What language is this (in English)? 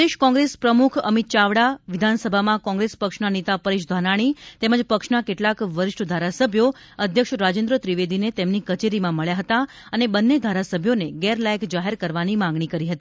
Gujarati